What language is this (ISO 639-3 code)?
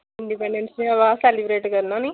doi